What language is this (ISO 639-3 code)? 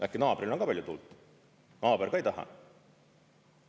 est